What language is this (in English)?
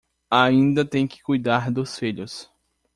Portuguese